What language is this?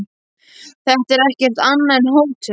Icelandic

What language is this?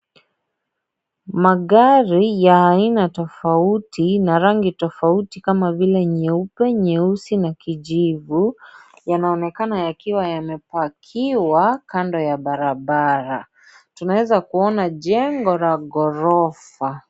Swahili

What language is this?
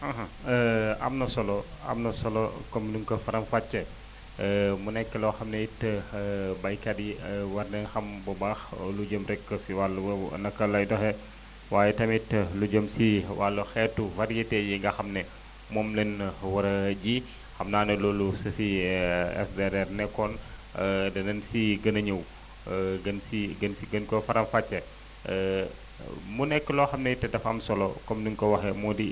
Wolof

